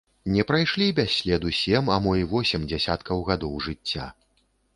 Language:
Belarusian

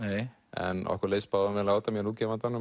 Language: Icelandic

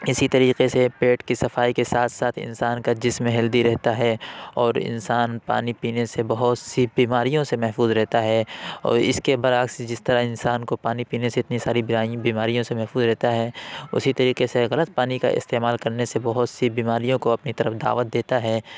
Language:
Urdu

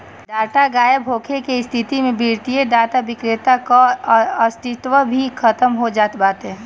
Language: Bhojpuri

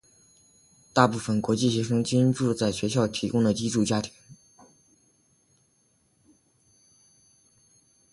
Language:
Chinese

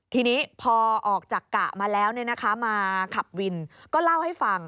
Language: Thai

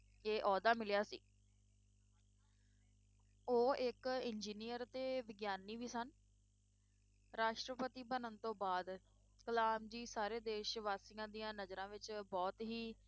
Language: Punjabi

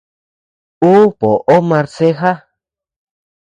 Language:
Tepeuxila Cuicatec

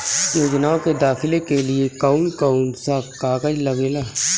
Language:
Bhojpuri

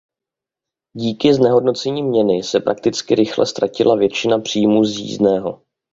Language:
Czech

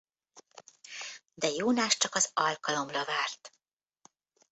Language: Hungarian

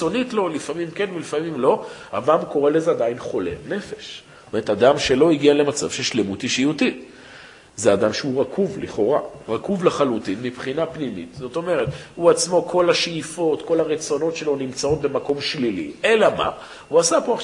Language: Hebrew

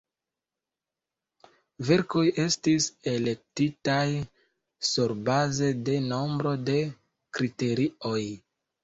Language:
Esperanto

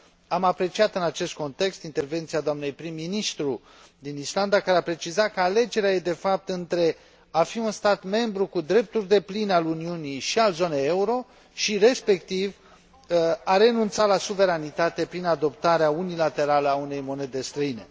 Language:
Romanian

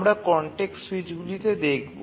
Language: Bangla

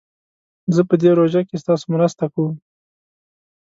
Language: Pashto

